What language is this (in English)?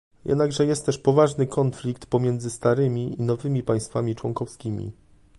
Polish